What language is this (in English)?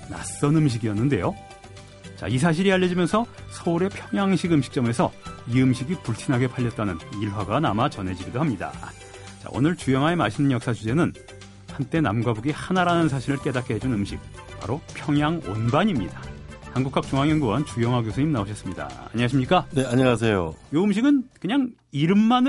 Korean